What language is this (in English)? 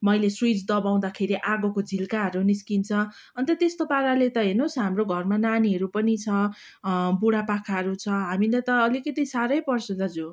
Nepali